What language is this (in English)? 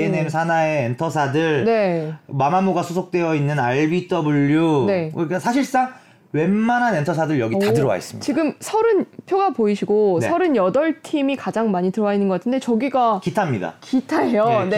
Korean